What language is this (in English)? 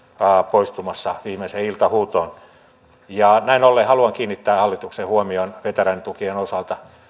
Finnish